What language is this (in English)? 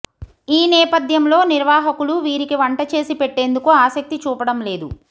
Telugu